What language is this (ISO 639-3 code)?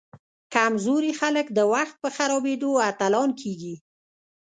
pus